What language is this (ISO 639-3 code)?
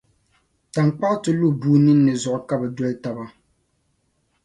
dag